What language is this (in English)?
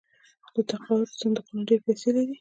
Pashto